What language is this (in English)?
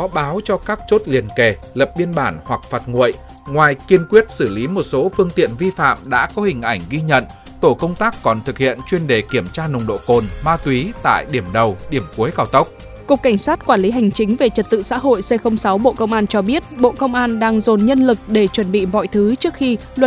Vietnamese